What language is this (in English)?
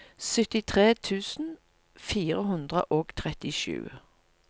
Norwegian